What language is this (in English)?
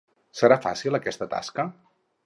Catalan